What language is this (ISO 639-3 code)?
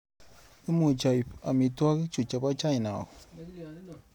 kln